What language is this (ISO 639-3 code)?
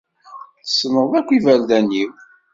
kab